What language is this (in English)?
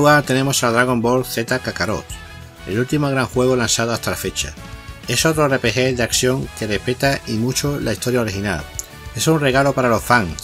Spanish